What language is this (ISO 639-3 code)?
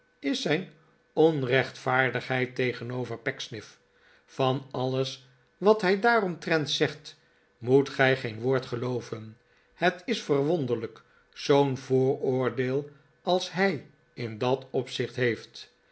nld